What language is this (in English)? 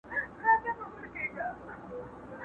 Pashto